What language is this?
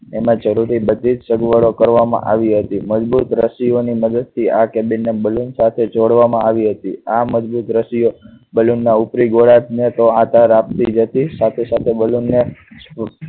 Gujarati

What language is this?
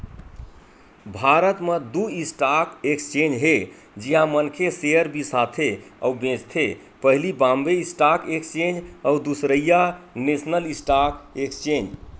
Chhattisgarhi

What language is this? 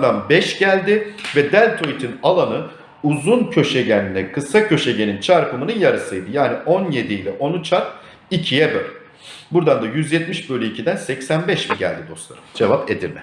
Turkish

